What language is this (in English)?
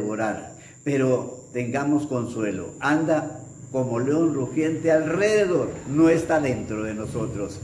Spanish